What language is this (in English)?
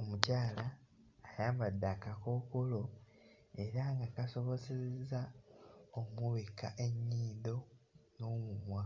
Ganda